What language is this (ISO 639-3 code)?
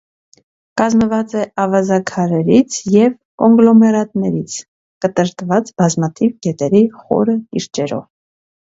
hye